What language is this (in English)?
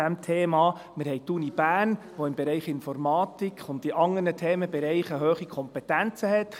Swiss German